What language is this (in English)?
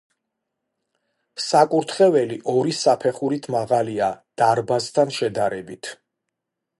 Georgian